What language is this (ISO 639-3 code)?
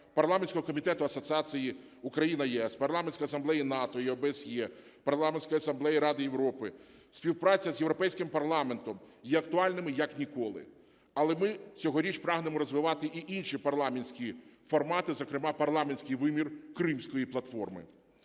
ukr